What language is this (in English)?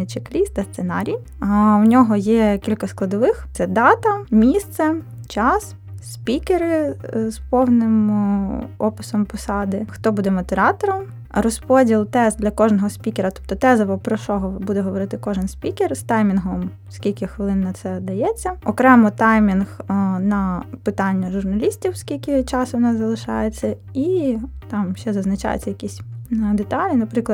Ukrainian